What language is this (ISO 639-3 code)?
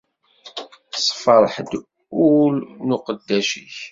kab